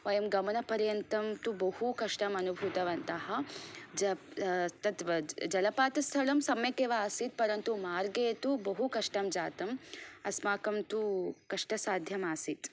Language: Sanskrit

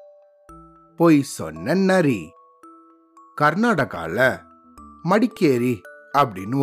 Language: Tamil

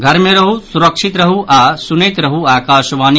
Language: Maithili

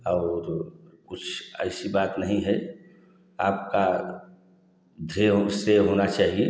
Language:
Hindi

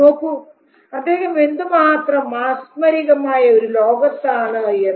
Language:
Malayalam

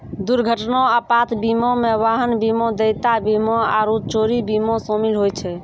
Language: Maithili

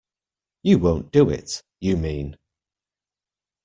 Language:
English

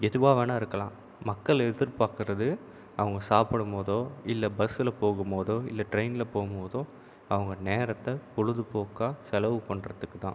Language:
Tamil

